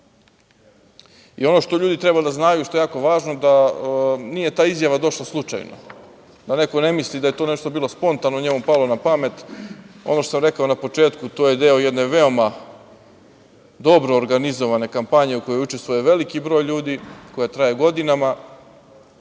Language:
Serbian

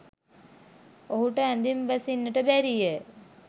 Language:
Sinhala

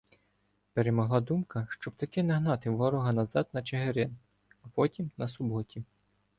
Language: Ukrainian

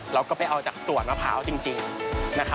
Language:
Thai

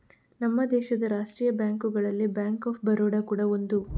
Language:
Kannada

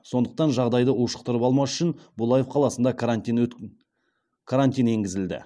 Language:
Kazakh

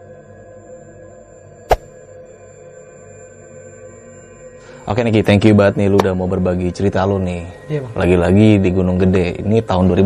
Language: Indonesian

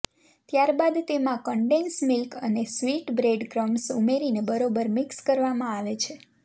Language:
Gujarati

